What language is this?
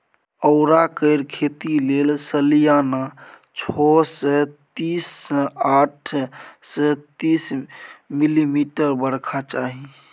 Maithili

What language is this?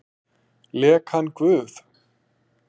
Icelandic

